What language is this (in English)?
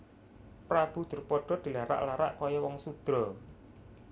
Javanese